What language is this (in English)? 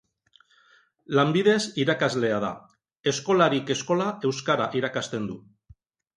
Basque